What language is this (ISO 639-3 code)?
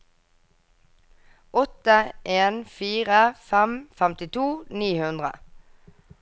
nor